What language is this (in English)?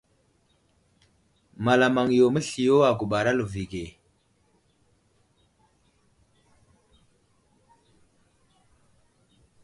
Wuzlam